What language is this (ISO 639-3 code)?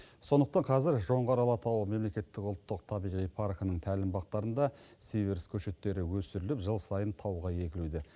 kaz